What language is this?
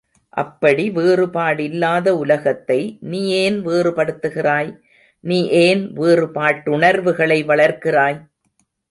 Tamil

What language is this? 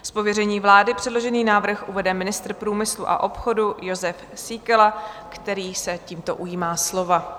Czech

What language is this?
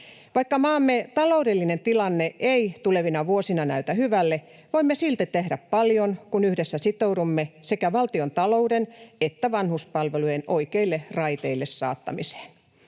Finnish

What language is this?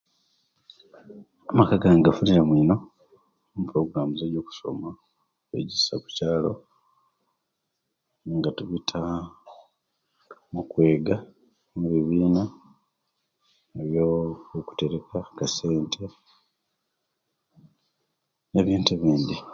Kenyi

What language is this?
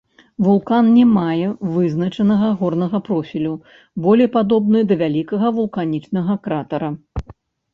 Belarusian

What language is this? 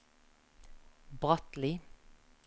Norwegian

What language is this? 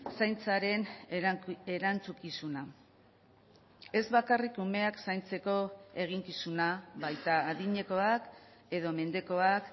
Basque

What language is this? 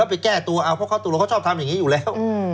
Thai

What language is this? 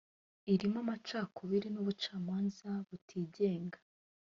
Kinyarwanda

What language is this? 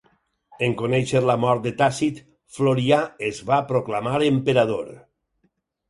Catalan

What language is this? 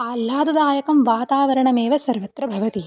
Sanskrit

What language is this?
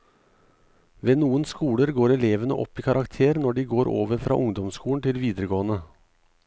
Norwegian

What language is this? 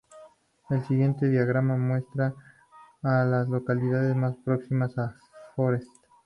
Spanish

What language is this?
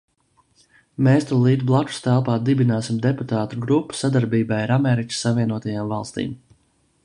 Latvian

